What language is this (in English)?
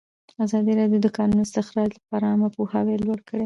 Pashto